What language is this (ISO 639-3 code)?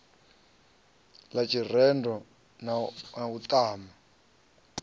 ven